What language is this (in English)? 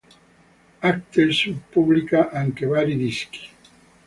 Italian